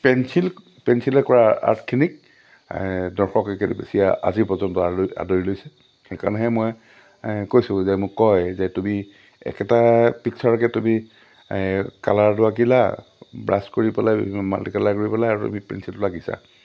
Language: Assamese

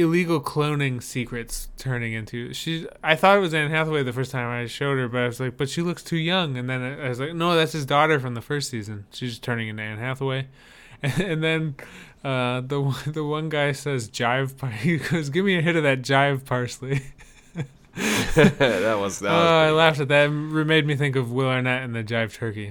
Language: English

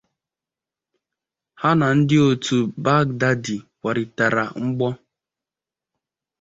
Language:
Igbo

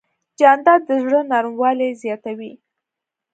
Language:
Pashto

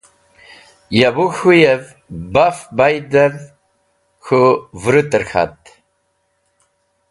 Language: Wakhi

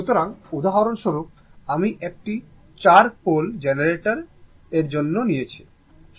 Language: Bangla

